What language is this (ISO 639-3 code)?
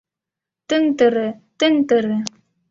chm